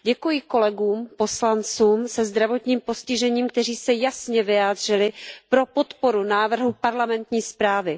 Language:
Czech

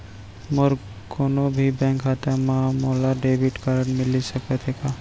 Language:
Chhattisgarhi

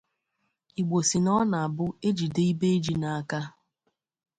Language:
Igbo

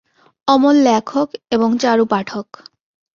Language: Bangla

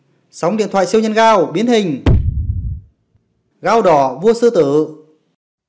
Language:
Vietnamese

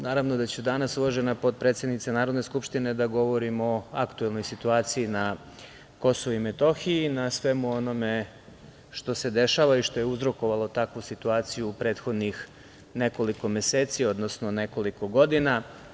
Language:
Serbian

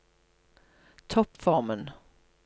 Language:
Norwegian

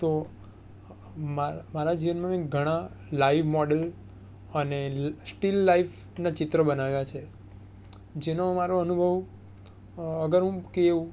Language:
Gujarati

